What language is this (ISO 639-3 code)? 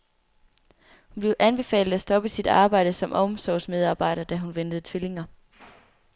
dan